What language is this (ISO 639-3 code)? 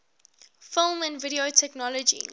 eng